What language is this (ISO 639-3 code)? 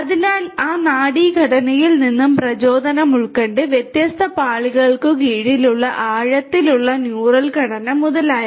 mal